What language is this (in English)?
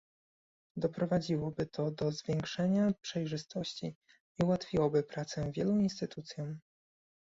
Polish